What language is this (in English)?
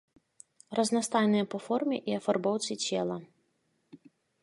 Belarusian